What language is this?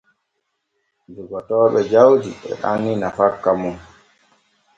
Borgu Fulfulde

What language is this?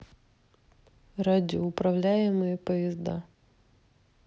Russian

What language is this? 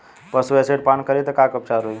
Bhojpuri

